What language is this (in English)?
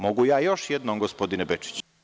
Serbian